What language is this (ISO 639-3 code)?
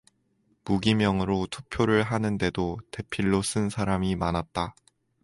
kor